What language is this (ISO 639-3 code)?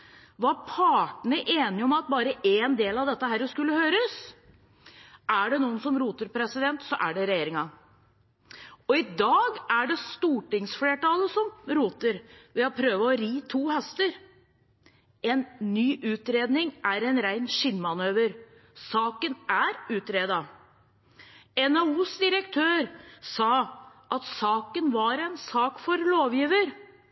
nob